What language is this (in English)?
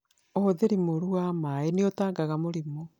Kikuyu